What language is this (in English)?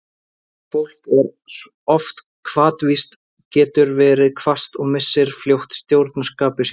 Icelandic